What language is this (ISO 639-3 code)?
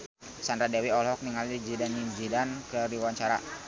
sun